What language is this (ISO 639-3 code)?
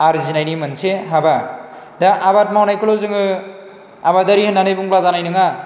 brx